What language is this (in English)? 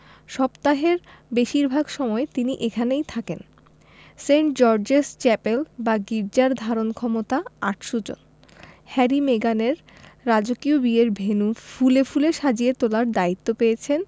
Bangla